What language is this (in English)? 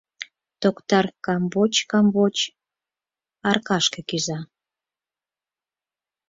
Mari